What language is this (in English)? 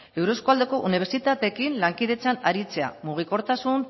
Basque